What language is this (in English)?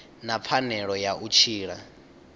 Venda